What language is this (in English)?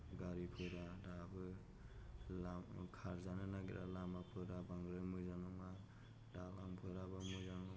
Bodo